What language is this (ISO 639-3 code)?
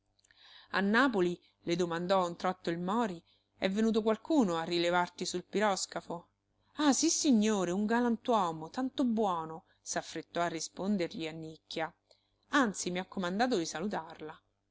ita